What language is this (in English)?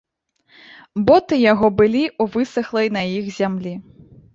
Belarusian